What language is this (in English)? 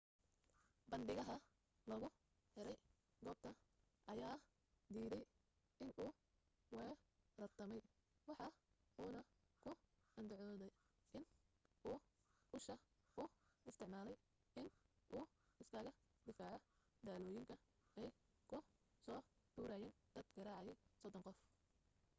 Somali